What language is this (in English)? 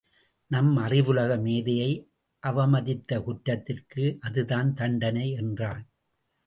Tamil